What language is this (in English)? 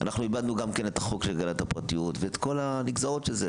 Hebrew